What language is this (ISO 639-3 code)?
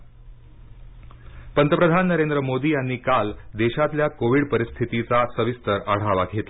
mar